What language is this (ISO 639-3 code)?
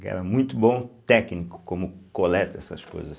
por